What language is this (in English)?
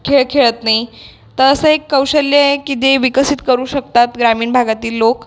Marathi